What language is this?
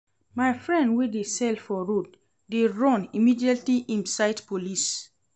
Nigerian Pidgin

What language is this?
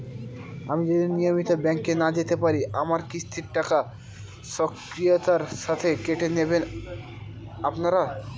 Bangla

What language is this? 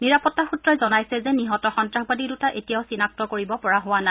Assamese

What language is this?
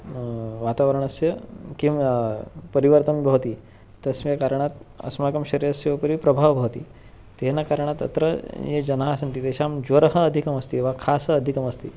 Sanskrit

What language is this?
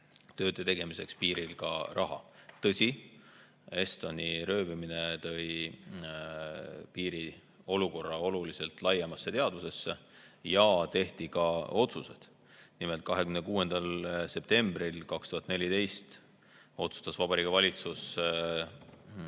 Estonian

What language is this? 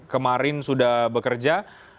Indonesian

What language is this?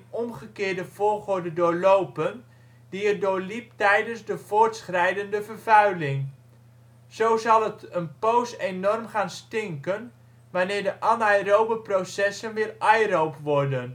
Dutch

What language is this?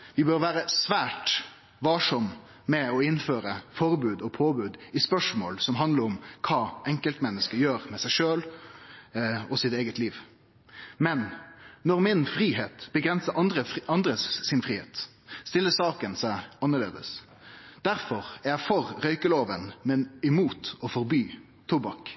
Norwegian Nynorsk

